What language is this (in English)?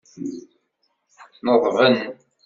Kabyle